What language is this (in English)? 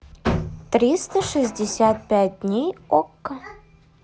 Russian